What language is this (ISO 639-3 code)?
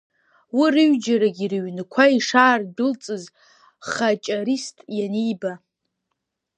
abk